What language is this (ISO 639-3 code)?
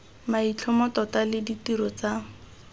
tsn